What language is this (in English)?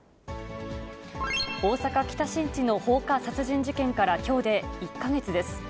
Japanese